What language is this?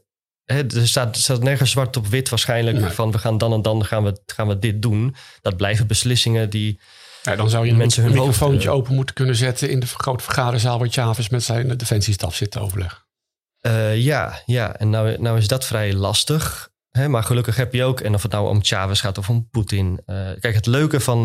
Dutch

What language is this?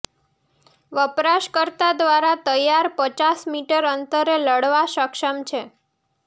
Gujarati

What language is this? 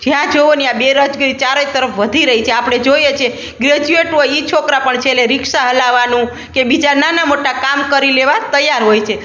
Gujarati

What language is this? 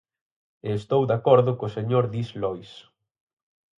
Galician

